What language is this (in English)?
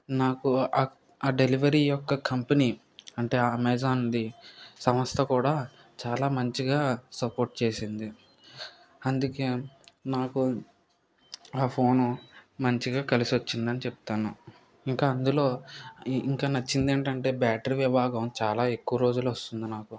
Telugu